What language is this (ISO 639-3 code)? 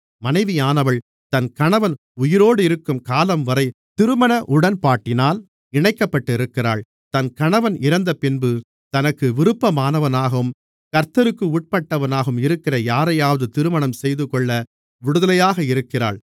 tam